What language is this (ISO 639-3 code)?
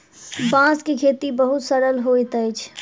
mai